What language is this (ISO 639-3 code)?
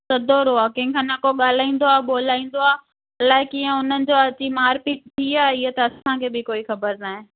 snd